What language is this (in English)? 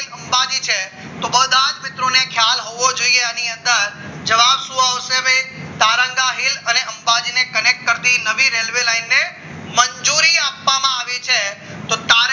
Gujarati